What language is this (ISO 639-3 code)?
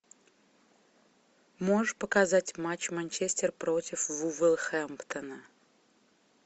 rus